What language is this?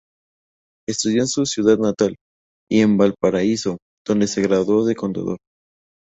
Spanish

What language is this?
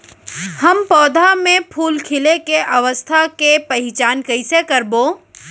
Chhattisgarhi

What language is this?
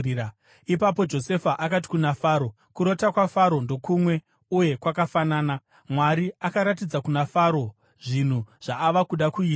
Shona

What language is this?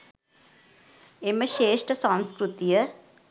Sinhala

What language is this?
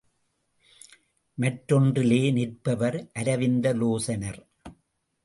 Tamil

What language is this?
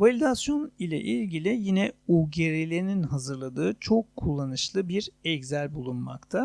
Turkish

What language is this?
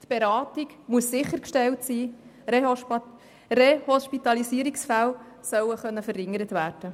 Swiss German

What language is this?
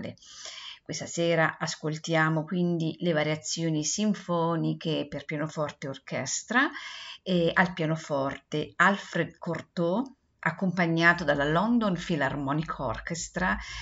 Italian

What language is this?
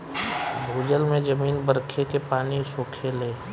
Bhojpuri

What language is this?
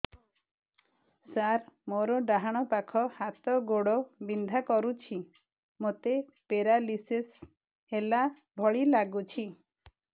Odia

